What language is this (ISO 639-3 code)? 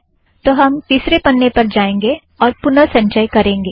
hin